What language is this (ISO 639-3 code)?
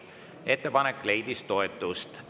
est